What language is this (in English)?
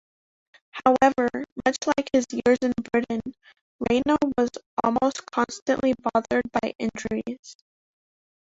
English